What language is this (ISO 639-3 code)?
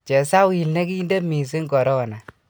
kln